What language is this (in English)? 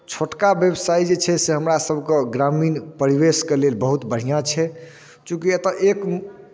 Maithili